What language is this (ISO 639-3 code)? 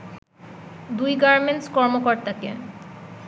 ben